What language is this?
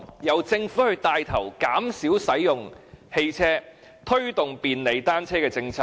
Cantonese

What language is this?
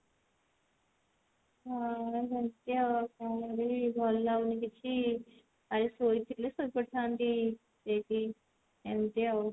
Odia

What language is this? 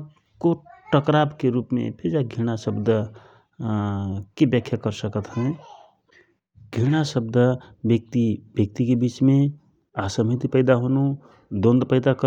Rana Tharu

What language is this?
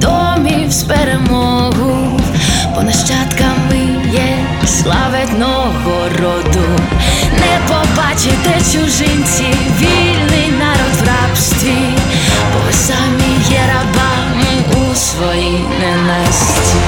Ukrainian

